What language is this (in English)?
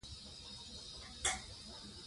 Pashto